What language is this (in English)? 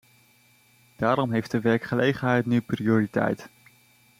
Dutch